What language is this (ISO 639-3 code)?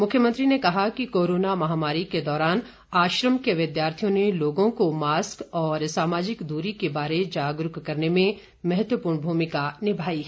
hin